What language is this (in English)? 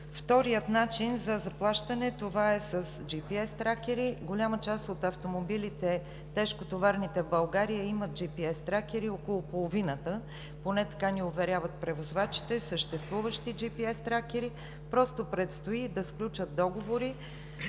Bulgarian